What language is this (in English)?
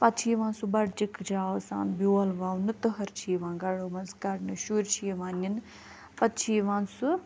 Kashmiri